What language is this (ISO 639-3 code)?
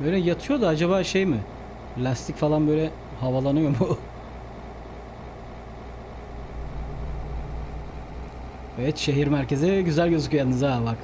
tur